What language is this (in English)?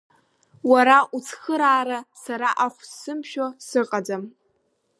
Abkhazian